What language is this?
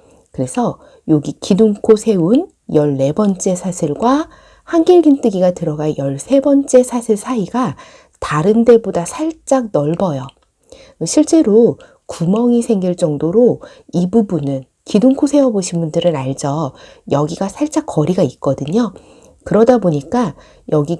Korean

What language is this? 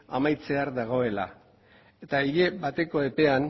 Basque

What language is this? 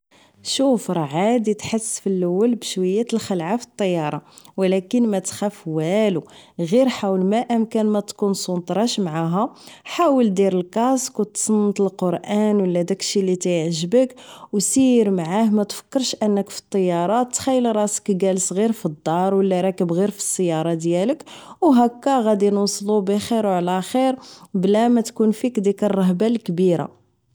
Moroccan Arabic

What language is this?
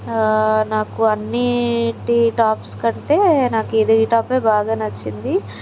Telugu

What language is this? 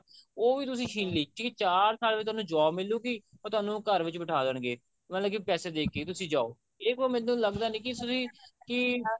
Punjabi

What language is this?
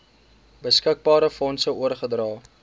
Afrikaans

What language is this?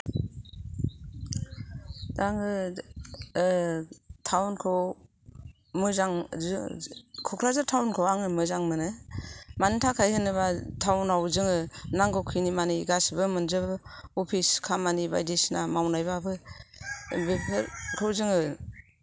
Bodo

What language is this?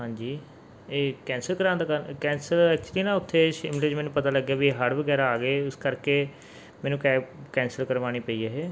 Punjabi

